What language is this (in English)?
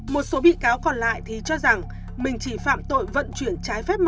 Vietnamese